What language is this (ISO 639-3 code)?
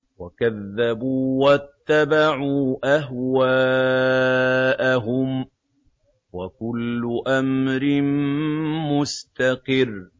ara